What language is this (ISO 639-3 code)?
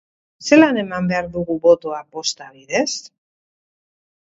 eus